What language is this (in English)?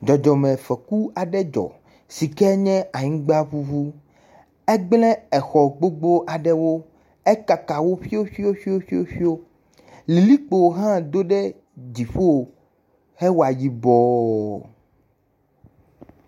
Ewe